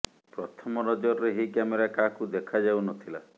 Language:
Odia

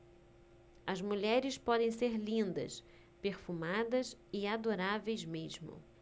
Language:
Portuguese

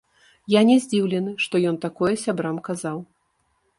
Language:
Belarusian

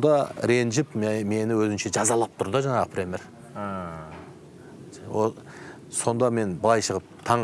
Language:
Turkish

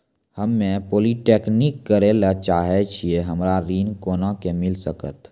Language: Maithili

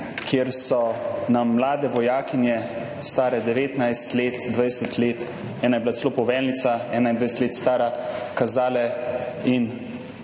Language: Slovenian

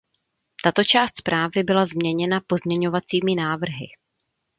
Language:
Czech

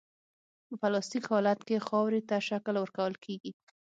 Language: Pashto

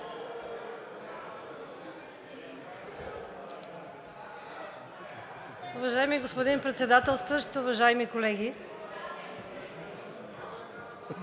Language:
Bulgarian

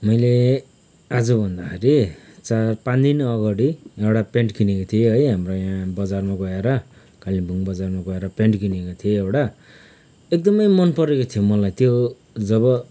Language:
Nepali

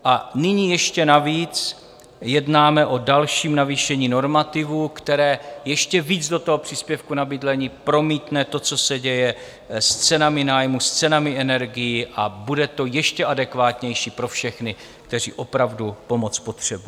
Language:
Czech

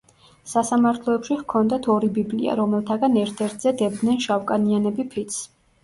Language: Georgian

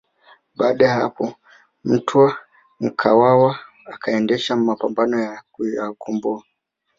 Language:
Swahili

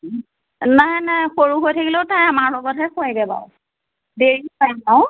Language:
Assamese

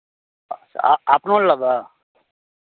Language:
Maithili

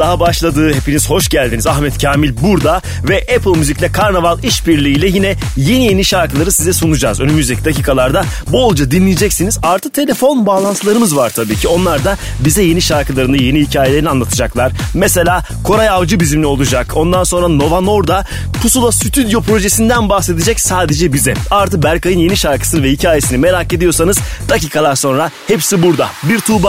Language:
Turkish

